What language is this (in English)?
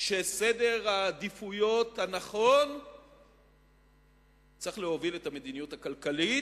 Hebrew